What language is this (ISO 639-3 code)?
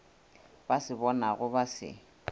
nso